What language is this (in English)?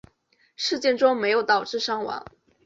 Chinese